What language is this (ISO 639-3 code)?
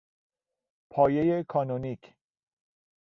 fas